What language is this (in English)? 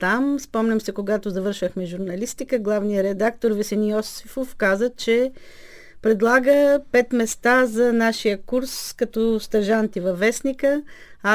Bulgarian